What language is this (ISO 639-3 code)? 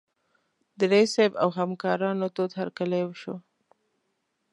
pus